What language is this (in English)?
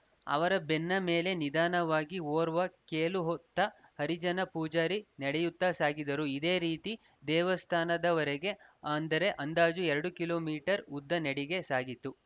Kannada